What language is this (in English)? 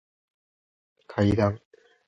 Japanese